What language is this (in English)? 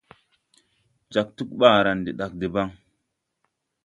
Tupuri